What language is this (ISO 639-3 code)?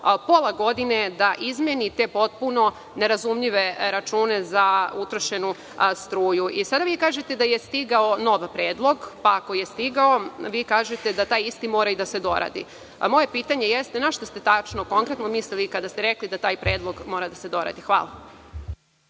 srp